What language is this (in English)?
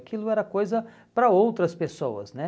Portuguese